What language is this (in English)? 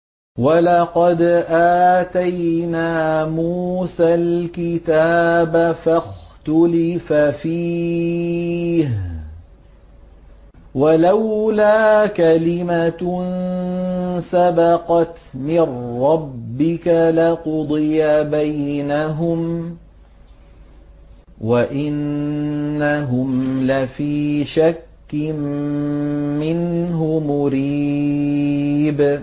Arabic